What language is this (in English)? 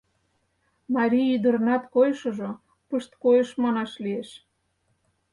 Mari